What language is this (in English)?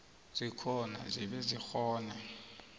South Ndebele